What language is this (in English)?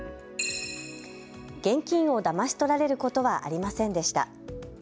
Japanese